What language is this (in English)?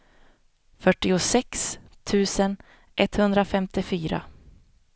Swedish